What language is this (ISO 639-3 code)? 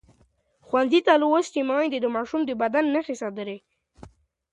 pus